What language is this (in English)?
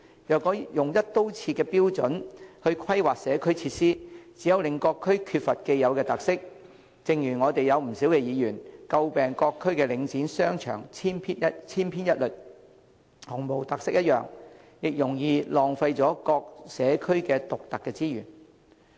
Cantonese